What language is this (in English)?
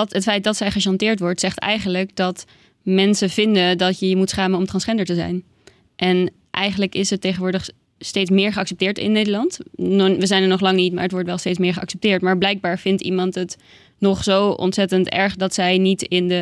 Dutch